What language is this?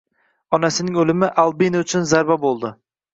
Uzbek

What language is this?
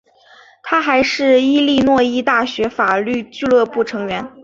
Chinese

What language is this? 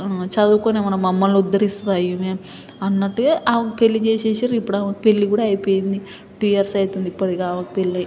Telugu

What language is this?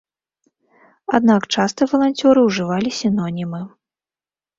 Belarusian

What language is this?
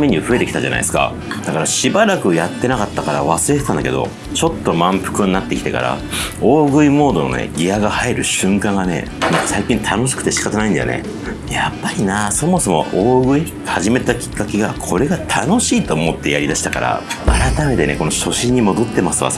Japanese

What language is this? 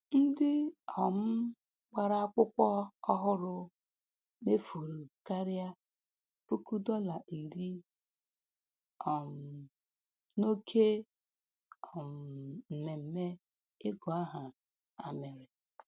Igbo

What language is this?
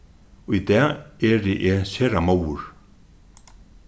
Faroese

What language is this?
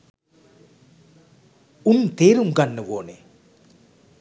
Sinhala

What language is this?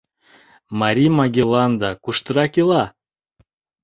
Mari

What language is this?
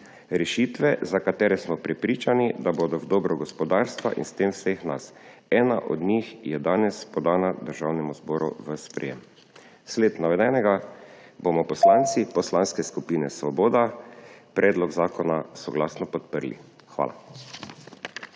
Slovenian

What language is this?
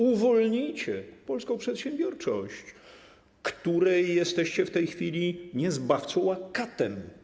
Polish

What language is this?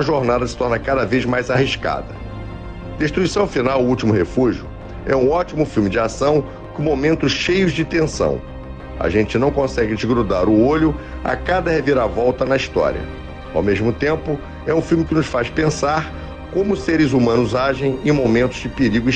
Portuguese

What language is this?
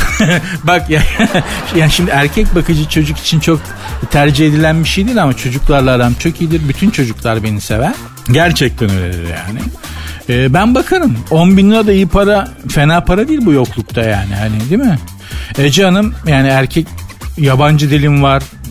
Turkish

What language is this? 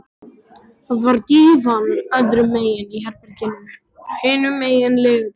Icelandic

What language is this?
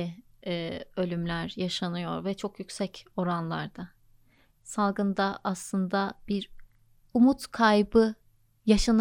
Turkish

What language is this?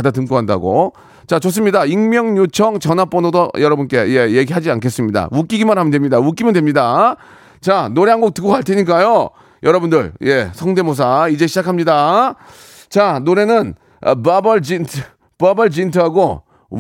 Korean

